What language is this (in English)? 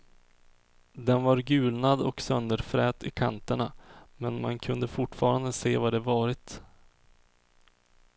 Swedish